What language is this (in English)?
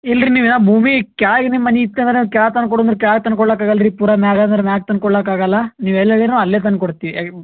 Kannada